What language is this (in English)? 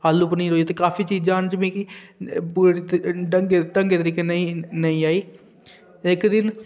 Dogri